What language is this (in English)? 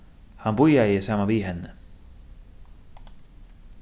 Faroese